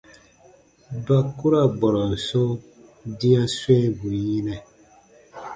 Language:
Baatonum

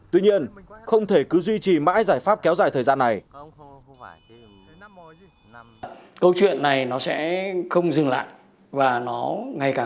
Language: Vietnamese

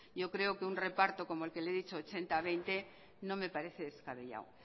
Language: Spanish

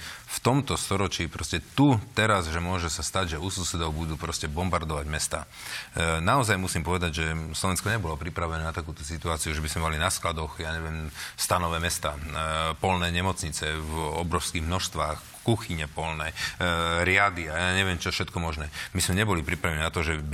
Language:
Slovak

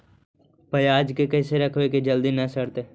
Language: Magahi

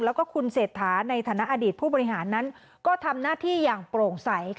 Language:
Thai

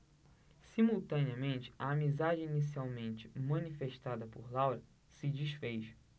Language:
Portuguese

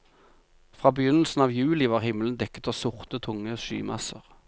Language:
Norwegian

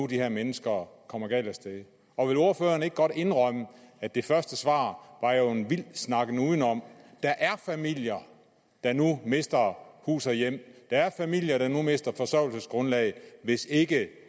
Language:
Danish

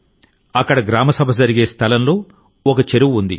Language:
Telugu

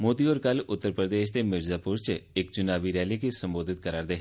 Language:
Dogri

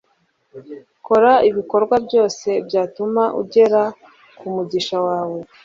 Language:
Kinyarwanda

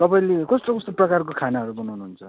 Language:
Nepali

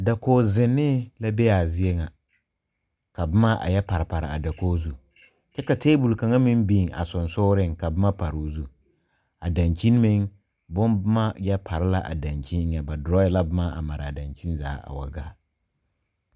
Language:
Southern Dagaare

